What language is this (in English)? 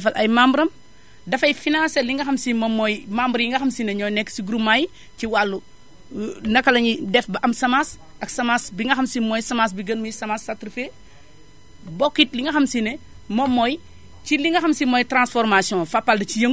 Wolof